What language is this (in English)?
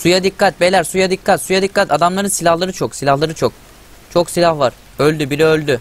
Turkish